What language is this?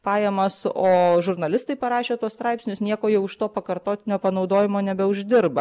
Lithuanian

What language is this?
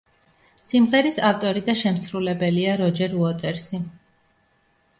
Georgian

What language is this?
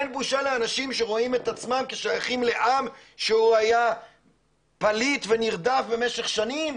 Hebrew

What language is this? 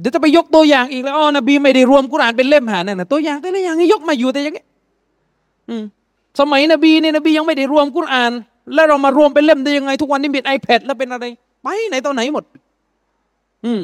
Thai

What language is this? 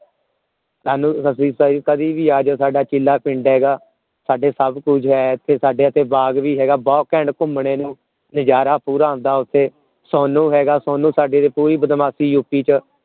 Punjabi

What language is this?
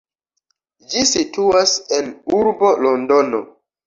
Esperanto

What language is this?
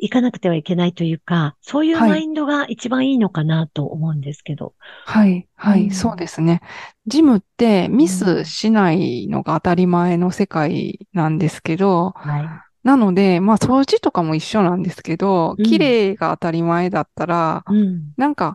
Japanese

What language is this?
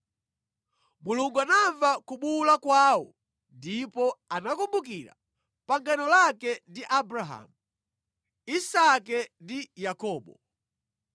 Nyanja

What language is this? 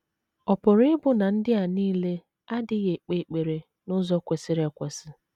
Igbo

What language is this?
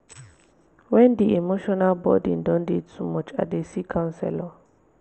Nigerian Pidgin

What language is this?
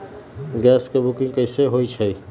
Magahi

